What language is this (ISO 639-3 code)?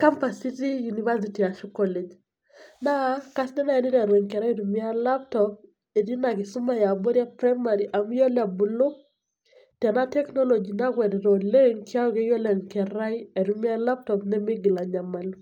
mas